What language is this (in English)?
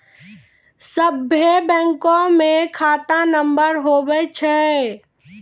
Maithili